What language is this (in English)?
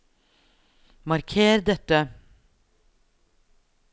Norwegian